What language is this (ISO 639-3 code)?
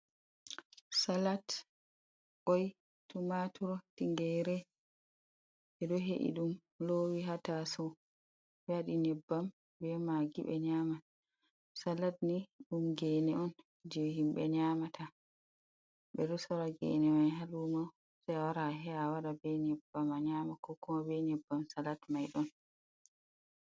ful